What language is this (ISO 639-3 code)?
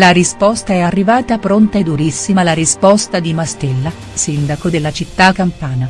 ita